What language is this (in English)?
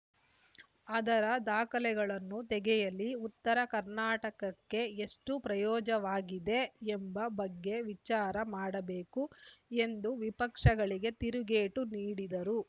Kannada